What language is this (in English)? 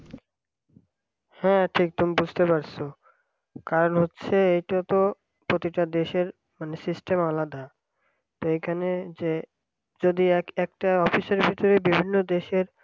Bangla